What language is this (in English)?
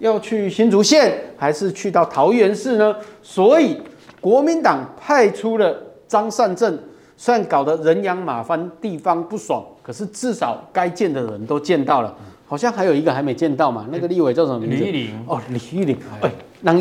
Chinese